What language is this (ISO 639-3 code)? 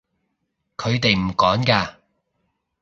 yue